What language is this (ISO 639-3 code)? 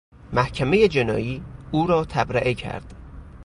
fas